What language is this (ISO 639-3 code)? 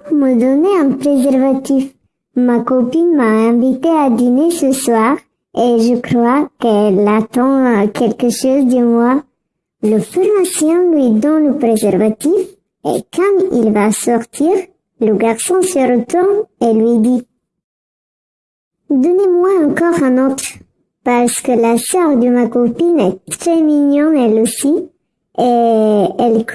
fra